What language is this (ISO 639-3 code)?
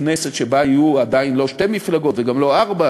heb